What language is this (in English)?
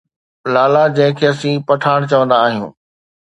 Sindhi